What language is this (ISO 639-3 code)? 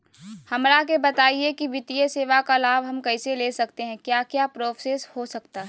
mag